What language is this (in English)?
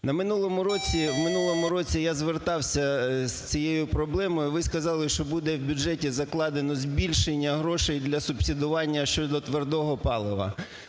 Ukrainian